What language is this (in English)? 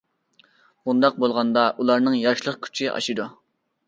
Uyghur